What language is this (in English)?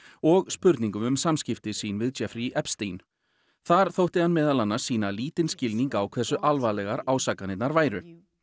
Icelandic